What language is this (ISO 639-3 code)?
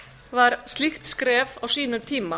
isl